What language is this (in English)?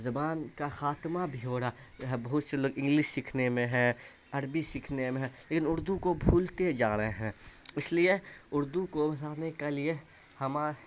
Urdu